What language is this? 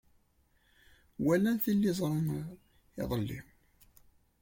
Kabyle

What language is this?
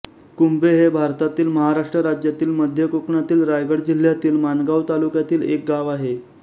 Marathi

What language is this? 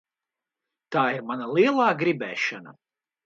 Latvian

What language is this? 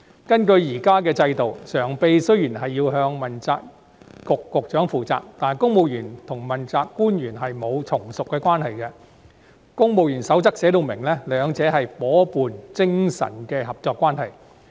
Cantonese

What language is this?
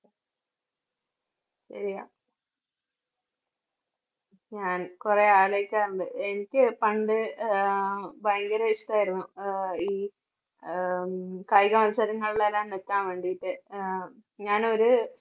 Malayalam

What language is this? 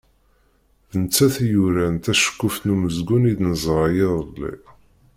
Kabyle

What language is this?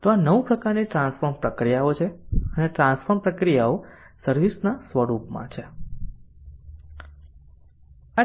Gujarati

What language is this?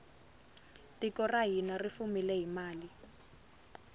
Tsonga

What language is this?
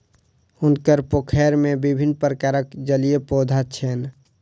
Maithili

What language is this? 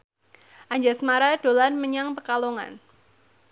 Javanese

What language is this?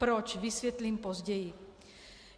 Czech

